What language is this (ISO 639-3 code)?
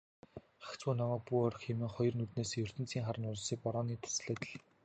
mon